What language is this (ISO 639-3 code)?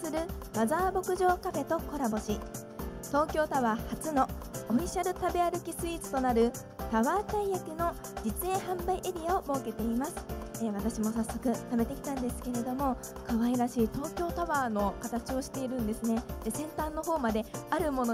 jpn